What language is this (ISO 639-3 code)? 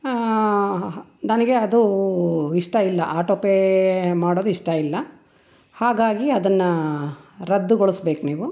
kan